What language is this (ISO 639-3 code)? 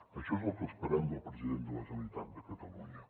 cat